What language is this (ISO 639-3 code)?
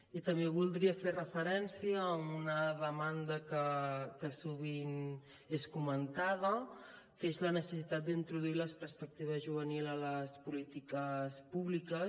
cat